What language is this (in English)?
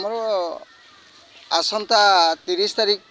Odia